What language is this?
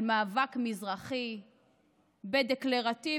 Hebrew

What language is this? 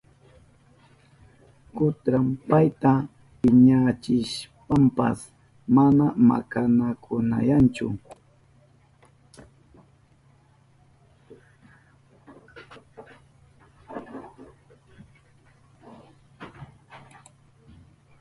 Southern Pastaza Quechua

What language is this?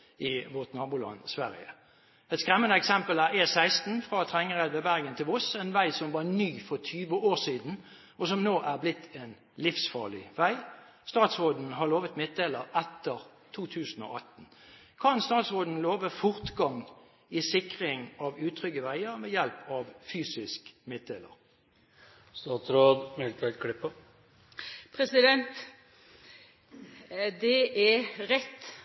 Norwegian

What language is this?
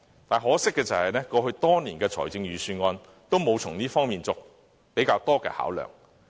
Cantonese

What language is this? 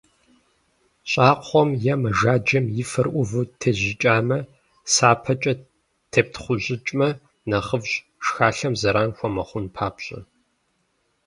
Kabardian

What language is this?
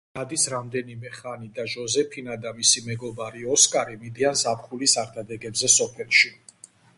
Georgian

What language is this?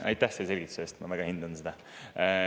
Estonian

